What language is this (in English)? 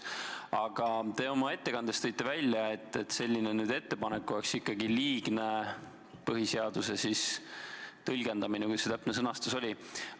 Estonian